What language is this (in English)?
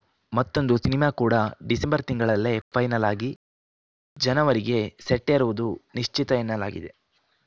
Kannada